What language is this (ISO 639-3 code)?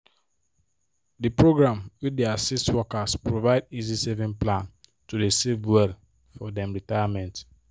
pcm